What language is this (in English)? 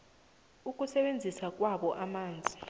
South Ndebele